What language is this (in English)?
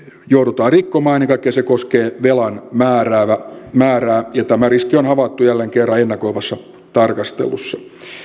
Finnish